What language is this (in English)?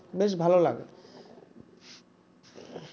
Bangla